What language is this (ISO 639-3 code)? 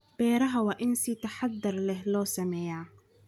som